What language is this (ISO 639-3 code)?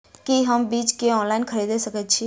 mai